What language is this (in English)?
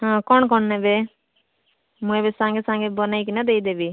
Odia